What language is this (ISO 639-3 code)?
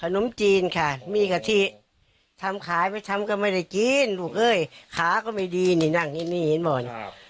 tha